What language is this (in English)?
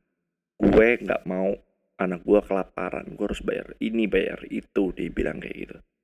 Indonesian